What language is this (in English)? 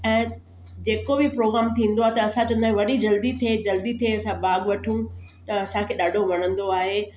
Sindhi